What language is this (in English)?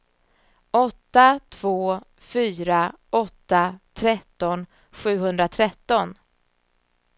Swedish